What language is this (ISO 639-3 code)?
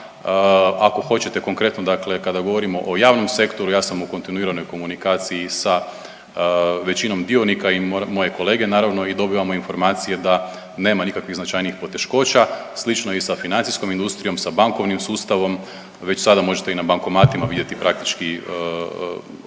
hrv